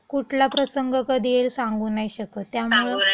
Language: Marathi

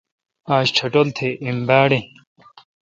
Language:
Kalkoti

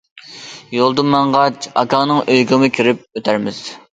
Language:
Uyghur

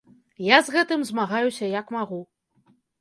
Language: Belarusian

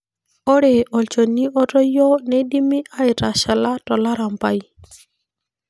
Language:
Masai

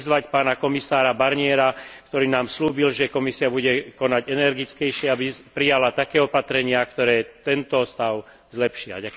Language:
Slovak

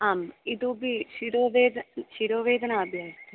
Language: Sanskrit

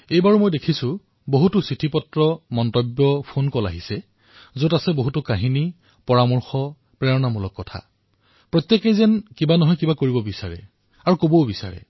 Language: Assamese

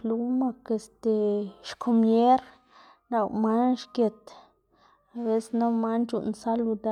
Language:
Xanaguía Zapotec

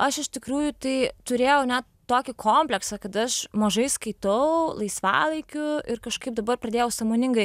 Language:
Lithuanian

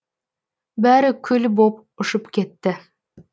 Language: Kazakh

